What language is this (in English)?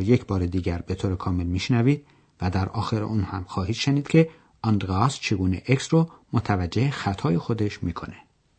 Persian